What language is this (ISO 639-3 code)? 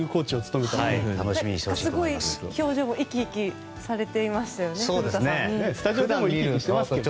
jpn